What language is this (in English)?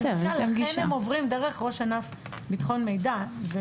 Hebrew